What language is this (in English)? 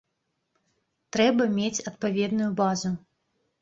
Belarusian